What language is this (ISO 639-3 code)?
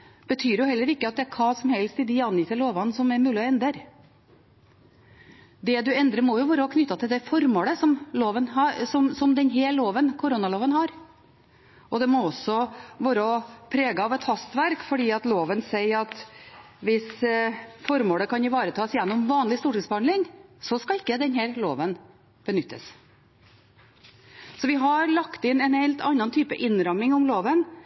nob